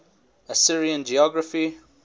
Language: English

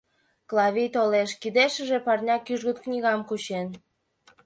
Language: Mari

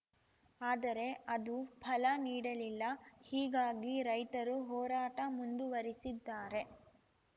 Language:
Kannada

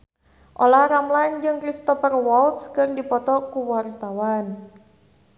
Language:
Sundanese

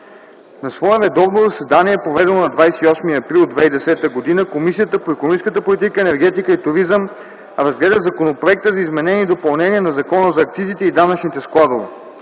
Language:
Bulgarian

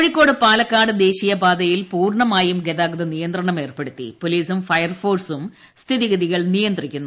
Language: Malayalam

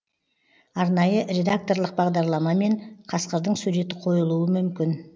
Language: Kazakh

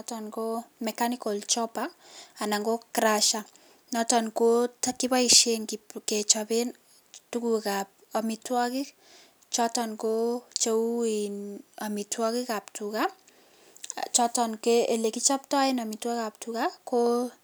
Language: Kalenjin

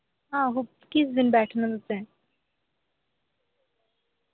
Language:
Dogri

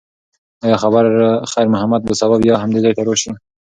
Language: Pashto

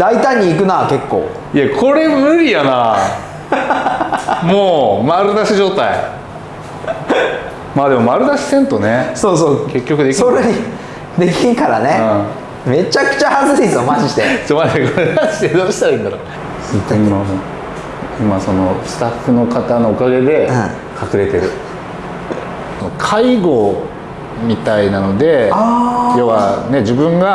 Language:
Japanese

